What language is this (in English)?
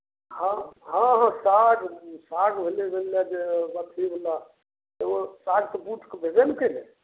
Maithili